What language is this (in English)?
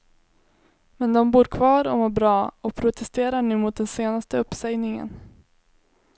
Swedish